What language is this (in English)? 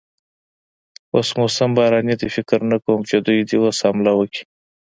Pashto